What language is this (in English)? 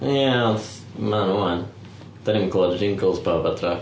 Welsh